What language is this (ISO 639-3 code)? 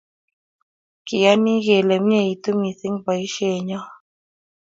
kln